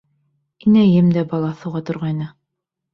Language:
Bashkir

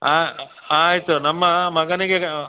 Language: Kannada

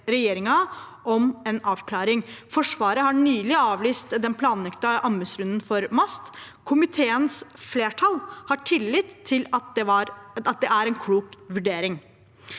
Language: Norwegian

